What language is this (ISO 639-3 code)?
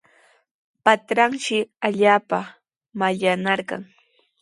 qws